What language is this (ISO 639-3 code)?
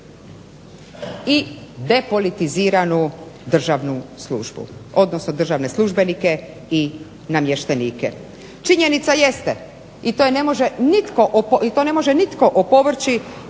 hrv